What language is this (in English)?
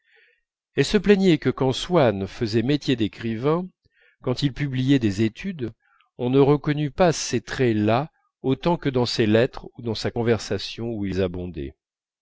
French